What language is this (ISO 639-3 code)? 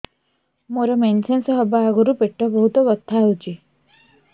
ori